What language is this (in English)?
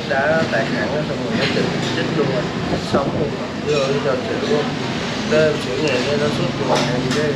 Vietnamese